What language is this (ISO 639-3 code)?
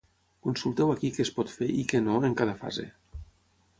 cat